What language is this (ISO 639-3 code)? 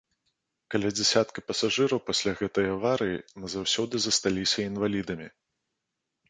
bel